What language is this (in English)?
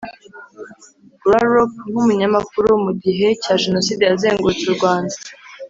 Kinyarwanda